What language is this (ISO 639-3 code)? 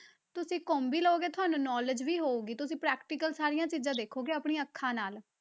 pan